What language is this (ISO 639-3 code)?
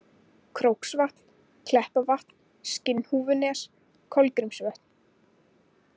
isl